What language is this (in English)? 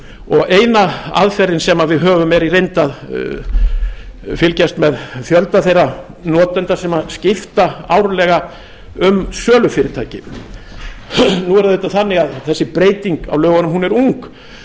Icelandic